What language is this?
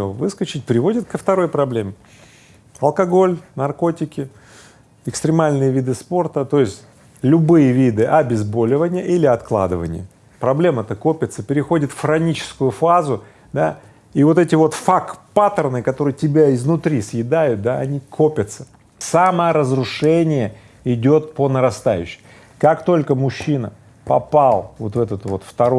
Russian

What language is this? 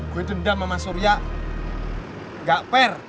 Indonesian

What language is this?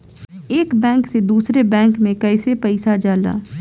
Bhojpuri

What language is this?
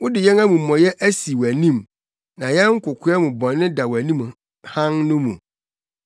Akan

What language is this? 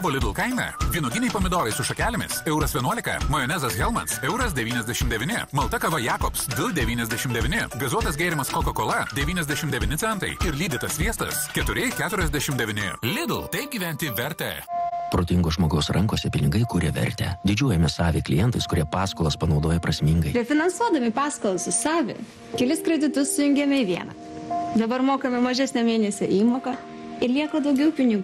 Lithuanian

